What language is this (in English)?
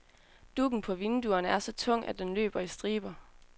Danish